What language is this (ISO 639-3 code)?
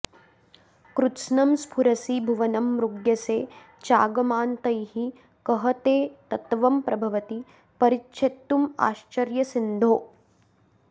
san